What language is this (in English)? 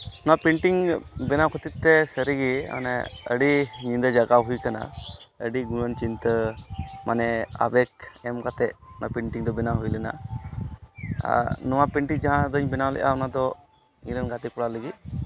Santali